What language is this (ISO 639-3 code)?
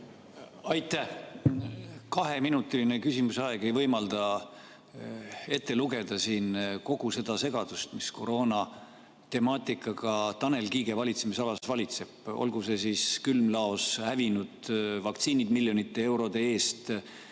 est